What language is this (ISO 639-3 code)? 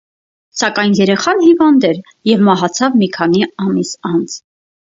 hye